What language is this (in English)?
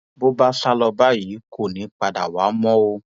Yoruba